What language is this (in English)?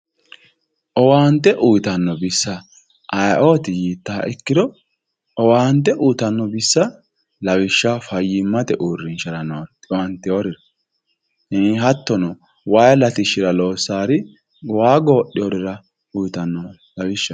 Sidamo